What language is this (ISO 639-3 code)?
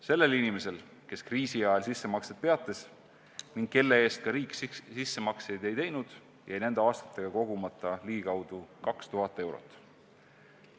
est